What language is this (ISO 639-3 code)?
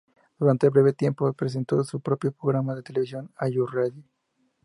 spa